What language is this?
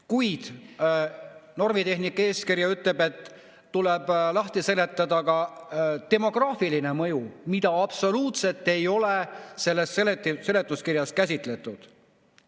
Estonian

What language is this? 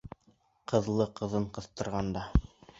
Bashkir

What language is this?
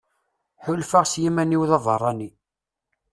Kabyle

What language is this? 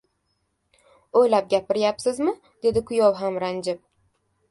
Uzbek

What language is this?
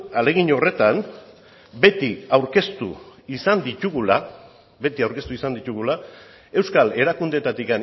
Basque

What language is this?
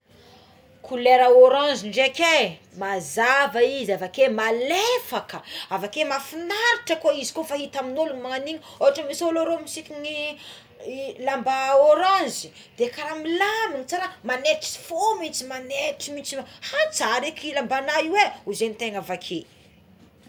Tsimihety Malagasy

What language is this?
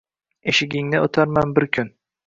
Uzbek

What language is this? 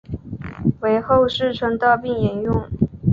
Chinese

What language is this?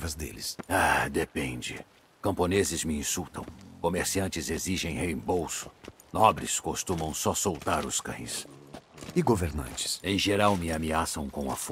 Portuguese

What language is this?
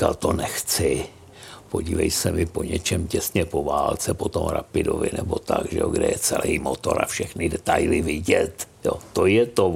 Czech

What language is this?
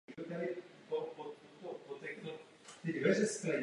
Czech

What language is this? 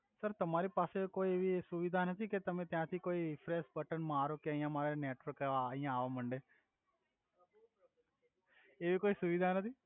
Gujarati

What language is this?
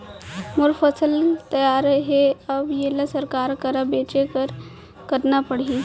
Chhattisgarhi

